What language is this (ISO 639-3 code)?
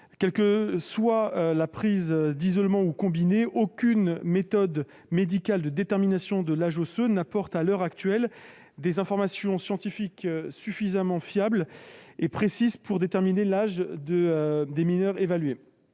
fra